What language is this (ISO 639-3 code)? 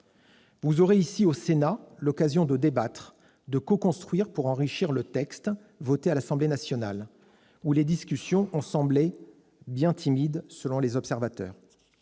fra